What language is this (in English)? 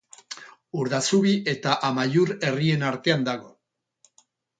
Basque